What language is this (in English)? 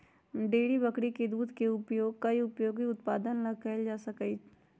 Magahi